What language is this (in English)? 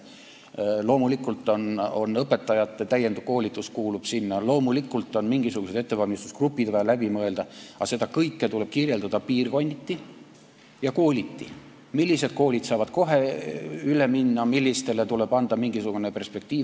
Estonian